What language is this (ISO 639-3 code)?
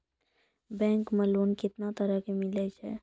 mai